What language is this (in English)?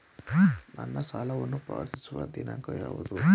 Kannada